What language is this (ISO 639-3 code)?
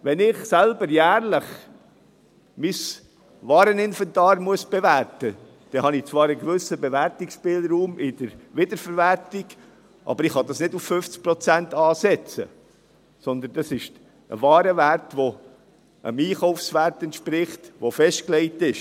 gsw